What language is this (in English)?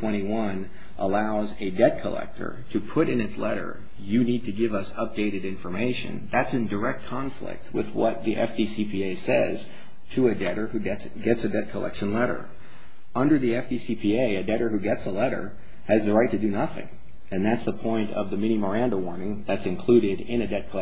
English